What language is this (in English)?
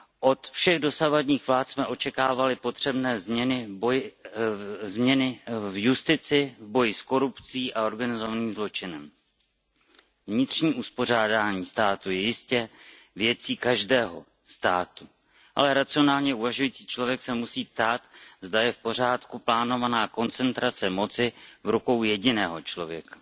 Czech